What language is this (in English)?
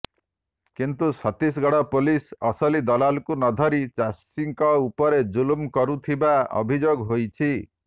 Odia